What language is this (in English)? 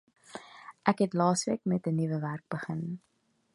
Afrikaans